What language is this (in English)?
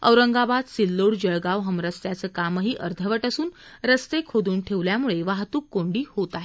Marathi